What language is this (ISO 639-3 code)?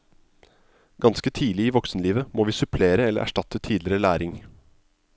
nor